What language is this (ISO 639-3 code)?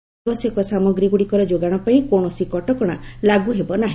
ori